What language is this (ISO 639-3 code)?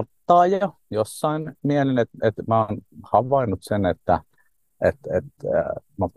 fin